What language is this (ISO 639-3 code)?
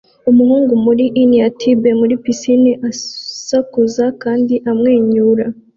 kin